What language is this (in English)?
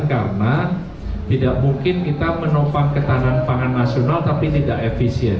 Indonesian